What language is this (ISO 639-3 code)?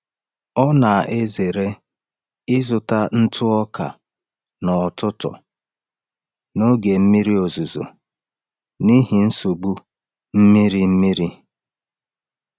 ibo